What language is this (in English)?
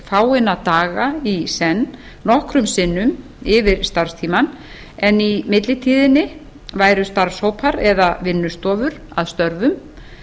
Icelandic